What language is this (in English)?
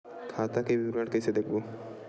Chhattisgarhi